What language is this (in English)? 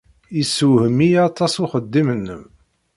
Kabyle